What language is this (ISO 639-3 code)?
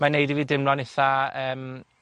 cym